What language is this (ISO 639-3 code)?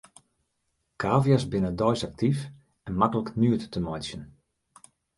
fry